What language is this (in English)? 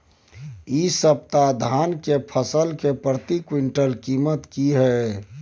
Maithili